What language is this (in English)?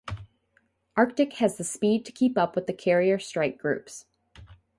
English